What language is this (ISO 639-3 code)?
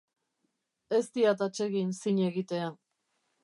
eus